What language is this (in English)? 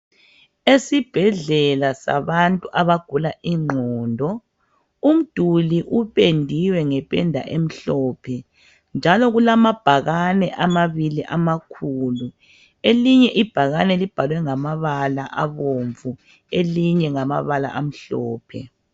North Ndebele